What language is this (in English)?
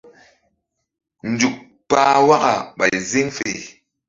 Mbum